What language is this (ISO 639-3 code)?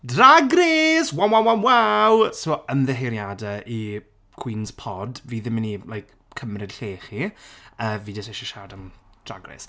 cym